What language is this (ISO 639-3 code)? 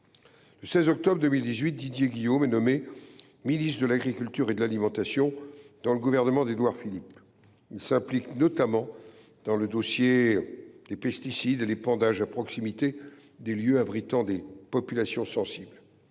fra